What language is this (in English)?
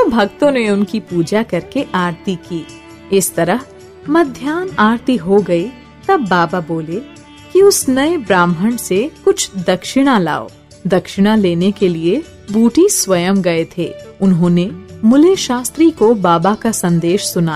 Hindi